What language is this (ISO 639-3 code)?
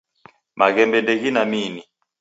dav